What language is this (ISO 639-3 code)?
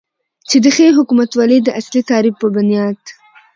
pus